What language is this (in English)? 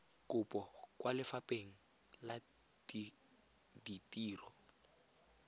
Tswana